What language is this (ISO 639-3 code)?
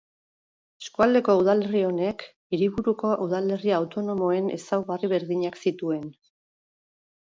eus